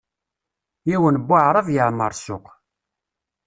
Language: Kabyle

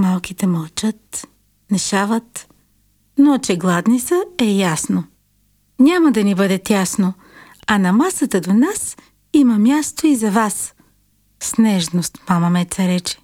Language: Bulgarian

